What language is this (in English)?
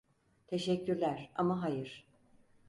Turkish